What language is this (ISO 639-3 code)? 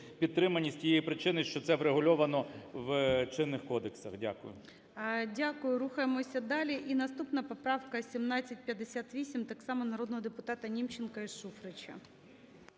ukr